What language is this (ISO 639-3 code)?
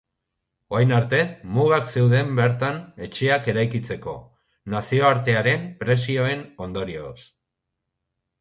eus